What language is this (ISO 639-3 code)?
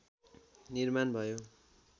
nep